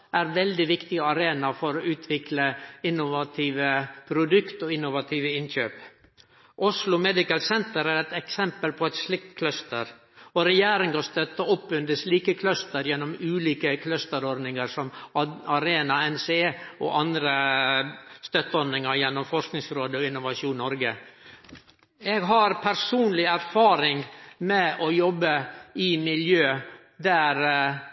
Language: Norwegian Nynorsk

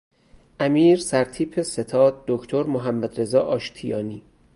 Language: Persian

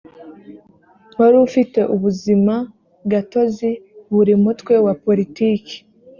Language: Kinyarwanda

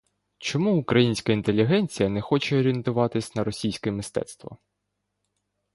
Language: Ukrainian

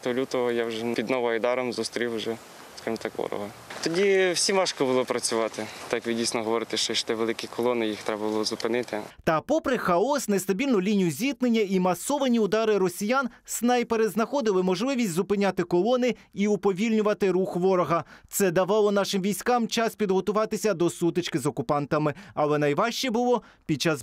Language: Ukrainian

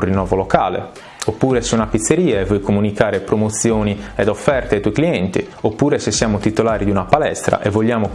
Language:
Italian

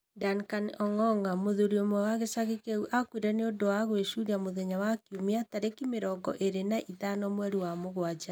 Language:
Kikuyu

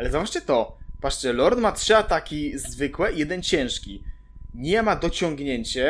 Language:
Polish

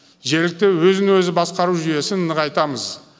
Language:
Kazakh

